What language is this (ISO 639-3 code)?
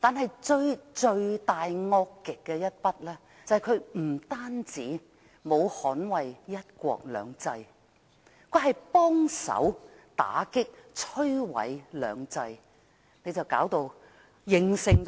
yue